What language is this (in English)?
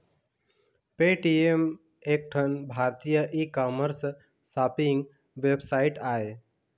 Chhattisgarhi